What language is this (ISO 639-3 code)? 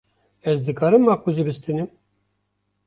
kur